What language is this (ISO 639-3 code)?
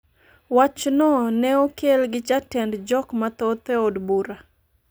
luo